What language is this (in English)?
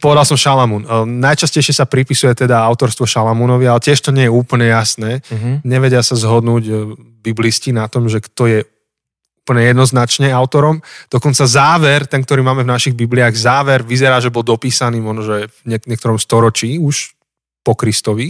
Slovak